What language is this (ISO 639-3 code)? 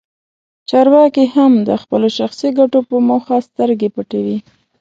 pus